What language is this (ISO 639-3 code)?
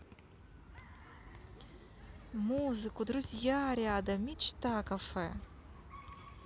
rus